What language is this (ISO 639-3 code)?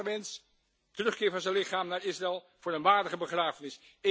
nld